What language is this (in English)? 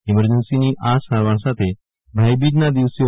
Gujarati